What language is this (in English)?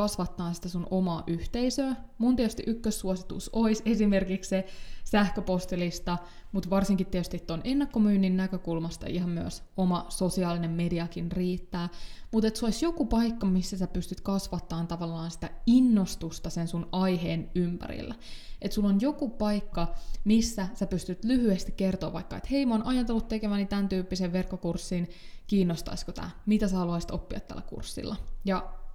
Finnish